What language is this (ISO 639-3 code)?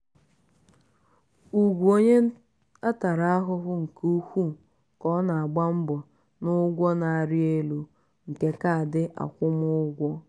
ibo